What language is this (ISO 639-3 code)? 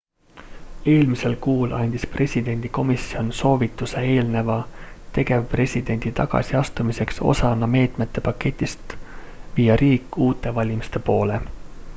est